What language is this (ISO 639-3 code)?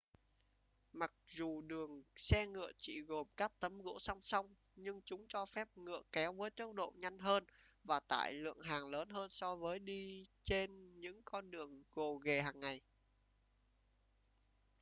vie